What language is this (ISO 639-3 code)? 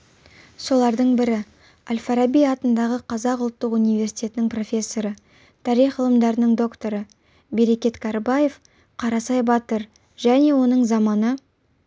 kaz